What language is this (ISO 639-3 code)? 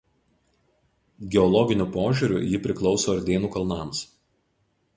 lit